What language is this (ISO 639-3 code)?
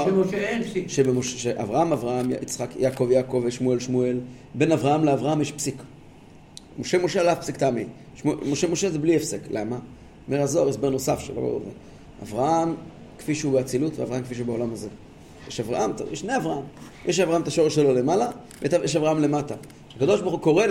heb